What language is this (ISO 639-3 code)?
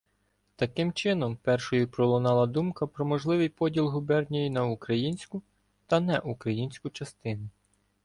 ukr